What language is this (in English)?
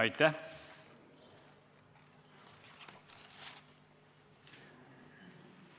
Estonian